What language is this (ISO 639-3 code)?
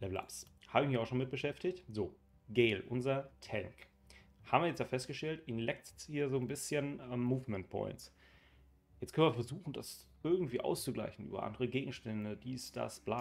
deu